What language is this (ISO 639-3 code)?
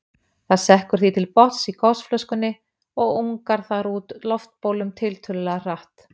isl